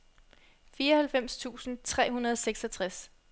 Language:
Danish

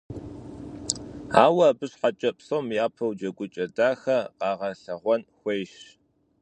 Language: Kabardian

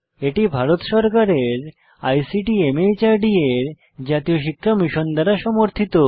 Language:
Bangla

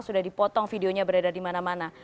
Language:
Indonesian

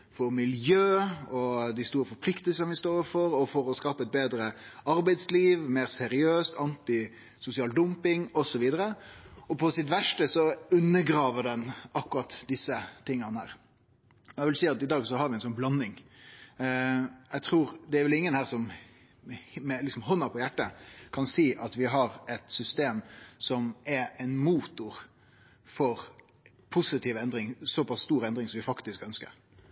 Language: Norwegian Nynorsk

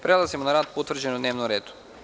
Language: Serbian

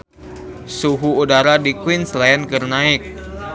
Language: Sundanese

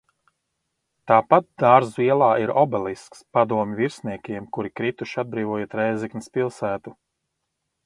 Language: Latvian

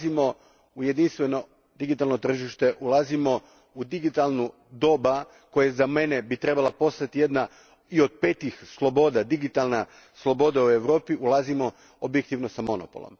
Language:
Croatian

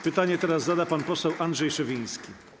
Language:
Polish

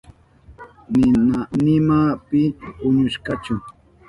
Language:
Southern Pastaza Quechua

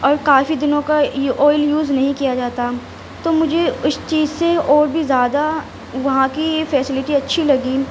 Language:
Urdu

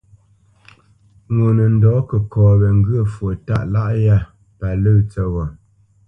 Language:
Bamenyam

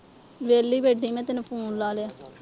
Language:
Punjabi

